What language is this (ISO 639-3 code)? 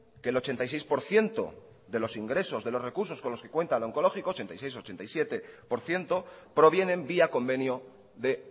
spa